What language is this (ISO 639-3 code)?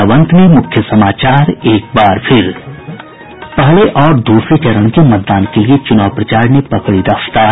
hin